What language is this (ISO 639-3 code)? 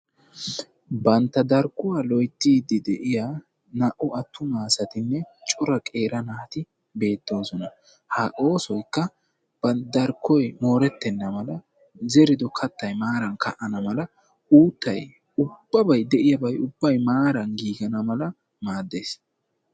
wal